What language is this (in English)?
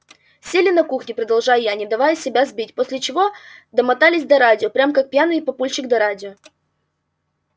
Russian